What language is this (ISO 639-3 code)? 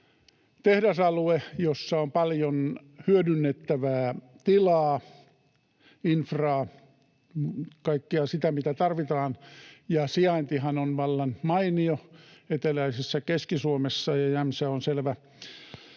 fin